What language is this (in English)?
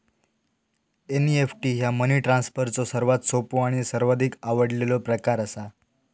Marathi